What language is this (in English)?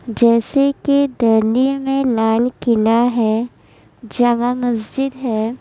Urdu